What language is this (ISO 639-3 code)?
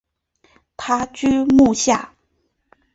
zho